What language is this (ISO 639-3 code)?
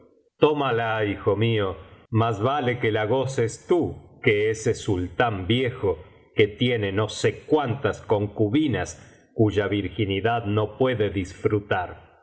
spa